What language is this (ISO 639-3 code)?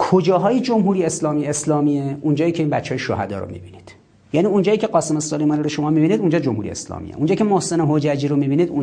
fas